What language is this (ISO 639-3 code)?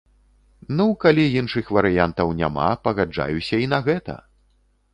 bel